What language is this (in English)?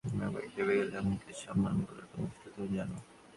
Bangla